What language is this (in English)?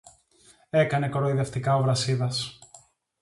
Greek